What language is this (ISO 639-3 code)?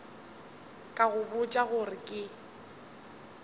nso